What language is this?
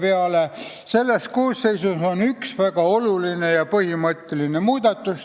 Estonian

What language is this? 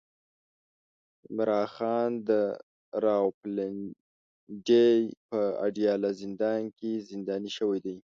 Pashto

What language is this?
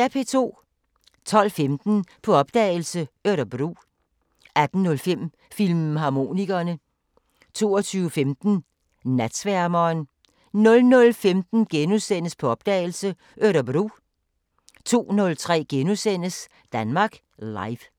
Danish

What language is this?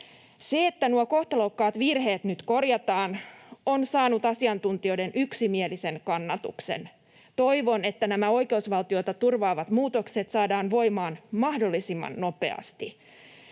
Finnish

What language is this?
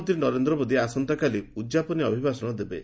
Odia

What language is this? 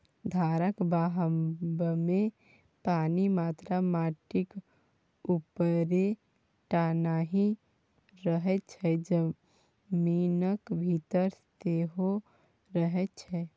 Maithili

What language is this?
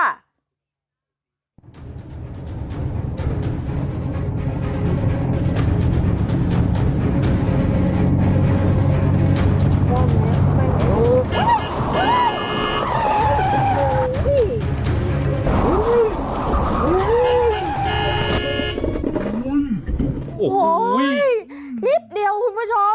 Thai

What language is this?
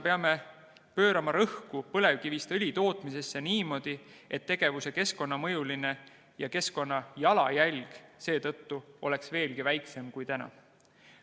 Estonian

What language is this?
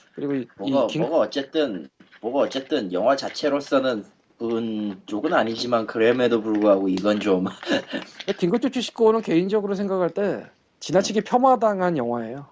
Korean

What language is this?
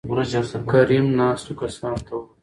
Pashto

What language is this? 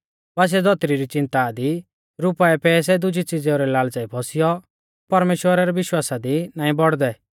Mahasu Pahari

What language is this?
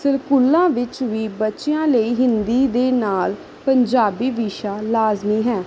Punjabi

